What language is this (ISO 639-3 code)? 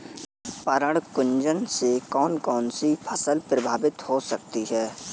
hin